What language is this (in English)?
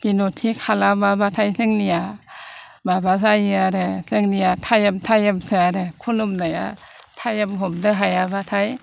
Bodo